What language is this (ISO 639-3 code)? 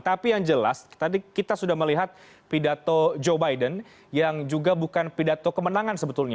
ind